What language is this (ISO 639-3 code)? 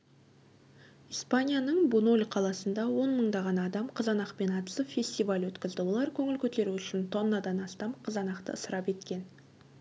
kaz